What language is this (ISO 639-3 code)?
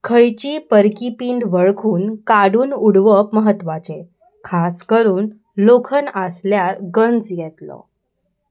kok